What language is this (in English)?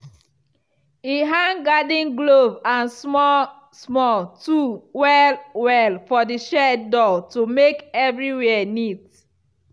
Nigerian Pidgin